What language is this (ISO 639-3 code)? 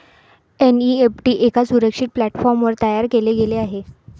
mar